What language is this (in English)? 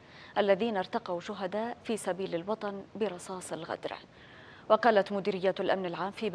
Arabic